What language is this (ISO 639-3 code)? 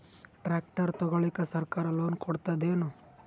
kan